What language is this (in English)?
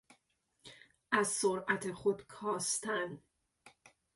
Persian